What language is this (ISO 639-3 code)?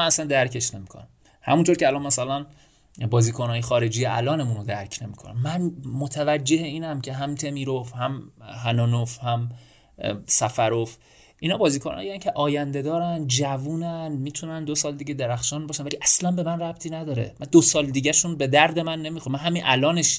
fas